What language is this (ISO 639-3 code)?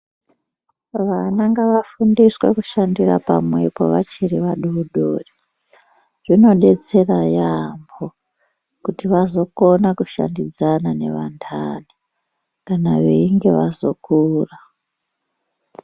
ndc